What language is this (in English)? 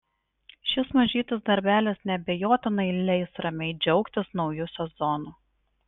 Lithuanian